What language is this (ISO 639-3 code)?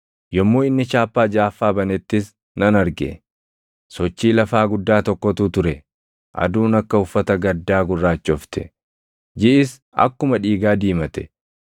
orm